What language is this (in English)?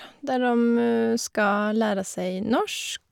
Norwegian